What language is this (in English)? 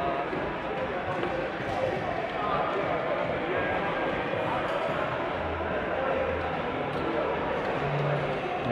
Italian